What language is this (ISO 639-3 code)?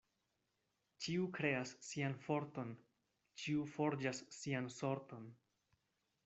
epo